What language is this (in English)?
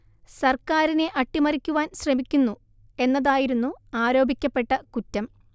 Malayalam